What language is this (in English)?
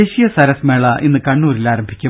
Malayalam